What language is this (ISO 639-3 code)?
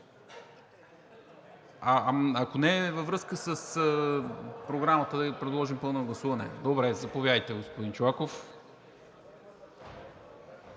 bul